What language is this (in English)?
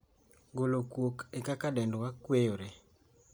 Luo (Kenya and Tanzania)